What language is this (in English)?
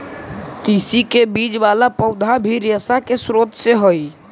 Magahi